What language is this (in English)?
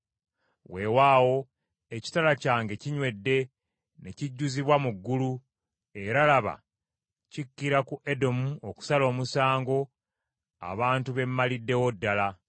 Ganda